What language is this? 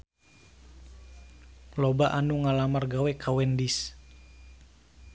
Sundanese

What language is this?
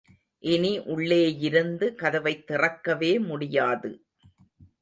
Tamil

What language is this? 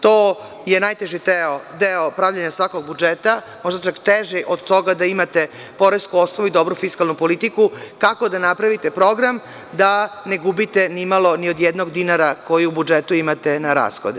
Serbian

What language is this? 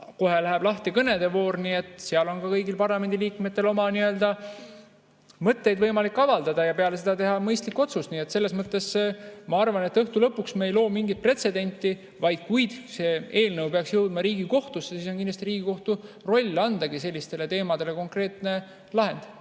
Estonian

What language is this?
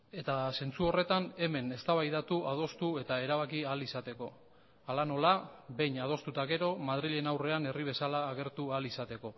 Basque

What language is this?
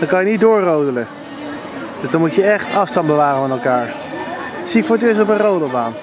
Dutch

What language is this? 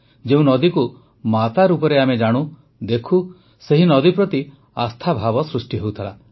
Odia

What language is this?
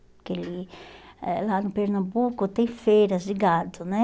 Portuguese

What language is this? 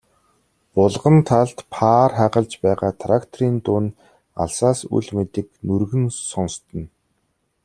Mongolian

